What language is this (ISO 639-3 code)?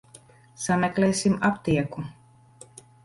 lav